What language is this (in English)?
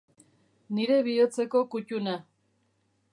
Basque